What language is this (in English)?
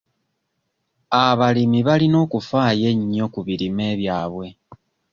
Ganda